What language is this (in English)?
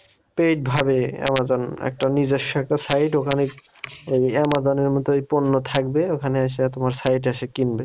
Bangla